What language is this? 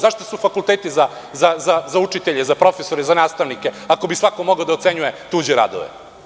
Serbian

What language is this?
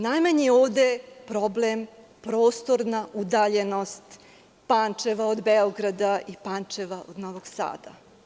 Serbian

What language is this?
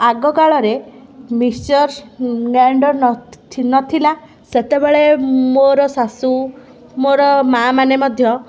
Odia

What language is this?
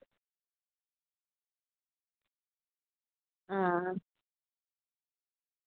Dogri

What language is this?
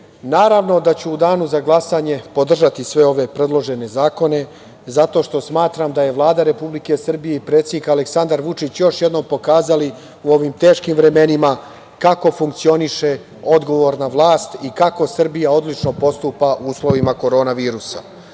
Serbian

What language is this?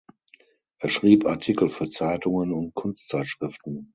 German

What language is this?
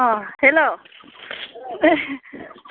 Bodo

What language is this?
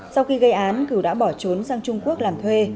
Vietnamese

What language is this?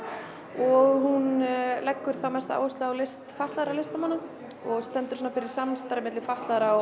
Icelandic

